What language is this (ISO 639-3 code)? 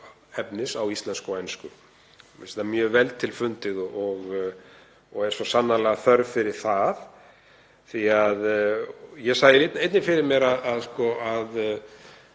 isl